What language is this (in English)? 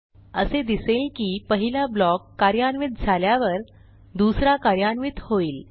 Marathi